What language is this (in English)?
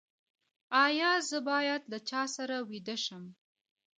Pashto